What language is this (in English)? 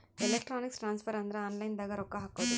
Kannada